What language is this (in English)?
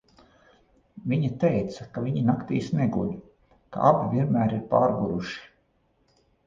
Latvian